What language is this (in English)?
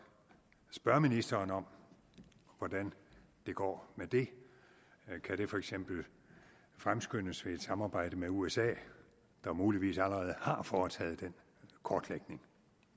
Danish